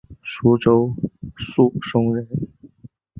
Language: Chinese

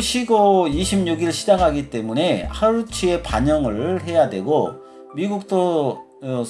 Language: Korean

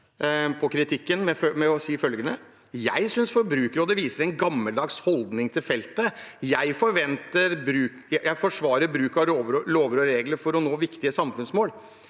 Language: Norwegian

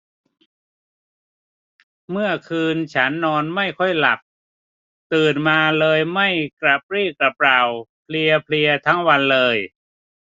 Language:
Thai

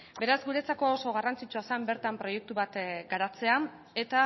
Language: Basque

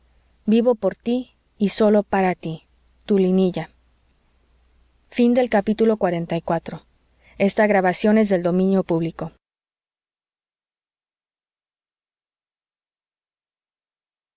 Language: Spanish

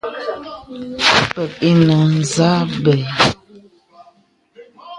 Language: Bebele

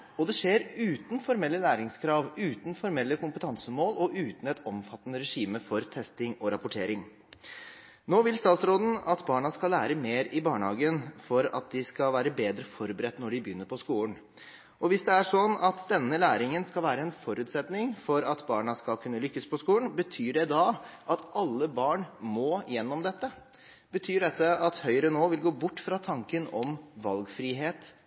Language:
Norwegian Bokmål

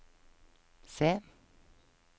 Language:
Norwegian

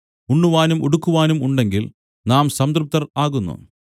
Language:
Malayalam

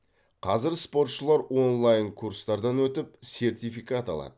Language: Kazakh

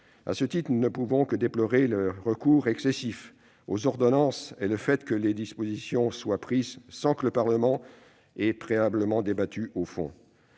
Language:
French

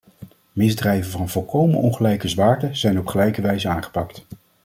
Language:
Dutch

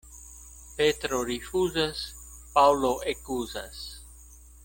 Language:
Esperanto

